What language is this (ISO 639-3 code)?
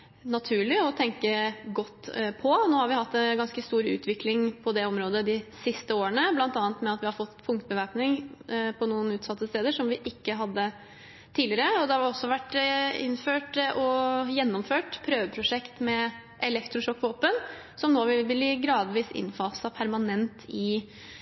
nob